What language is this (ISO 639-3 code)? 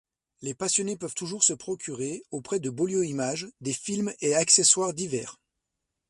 fra